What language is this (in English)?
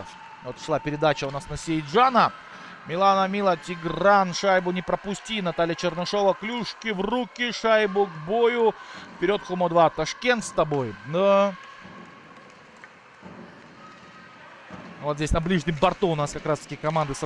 Russian